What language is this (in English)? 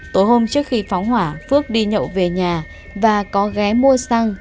Vietnamese